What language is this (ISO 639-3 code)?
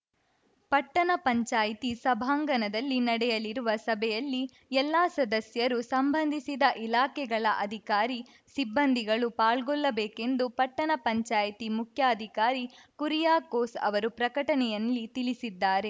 kan